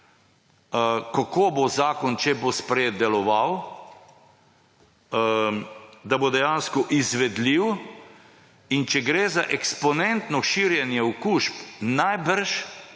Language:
Slovenian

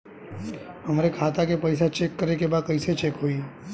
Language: Bhojpuri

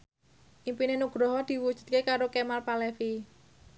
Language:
Javanese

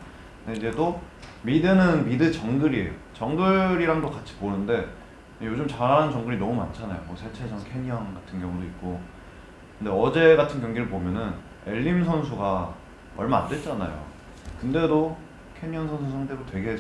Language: Korean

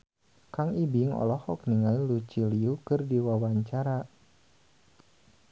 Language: Sundanese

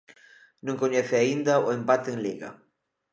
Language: Galician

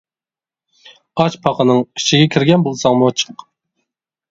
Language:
Uyghur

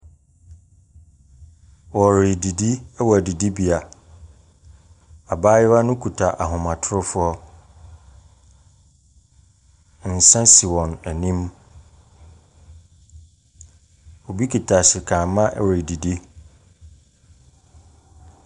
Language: Akan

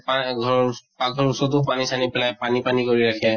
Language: Assamese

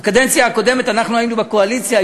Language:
Hebrew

